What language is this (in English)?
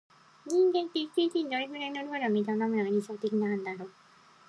Japanese